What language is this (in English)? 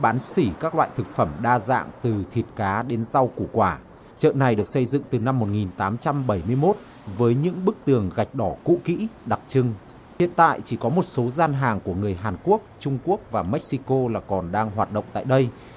Vietnamese